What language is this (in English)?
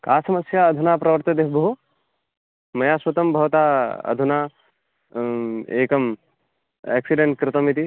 Sanskrit